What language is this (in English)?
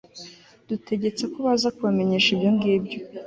Kinyarwanda